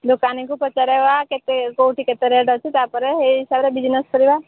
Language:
Odia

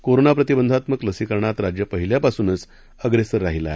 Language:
Marathi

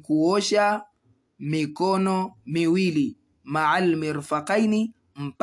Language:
Swahili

